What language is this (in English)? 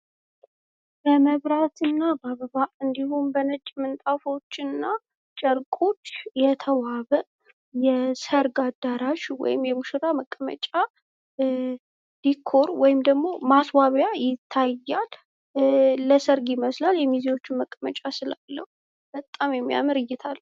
Amharic